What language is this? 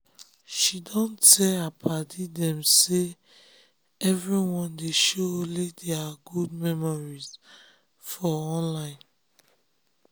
Nigerian Pidgin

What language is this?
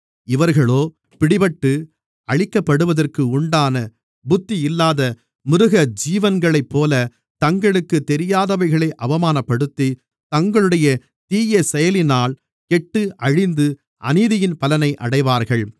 Tamil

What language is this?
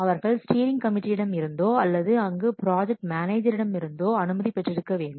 Tamil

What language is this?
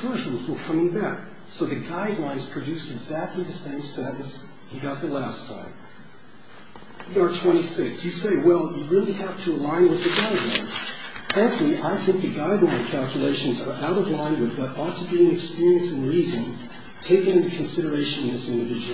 English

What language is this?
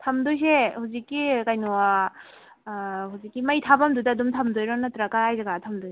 Manipuri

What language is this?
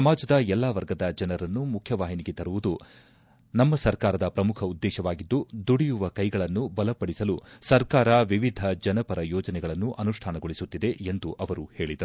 Kannada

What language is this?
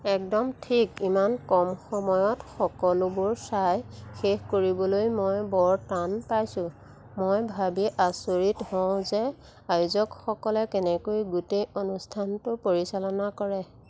Assamese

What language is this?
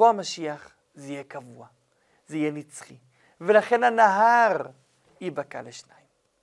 Hebrew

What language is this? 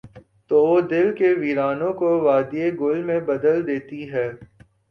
Urdu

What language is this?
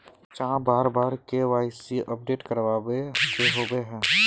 Magahi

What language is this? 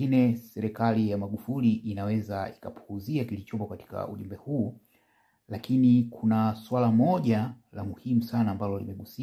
Swahili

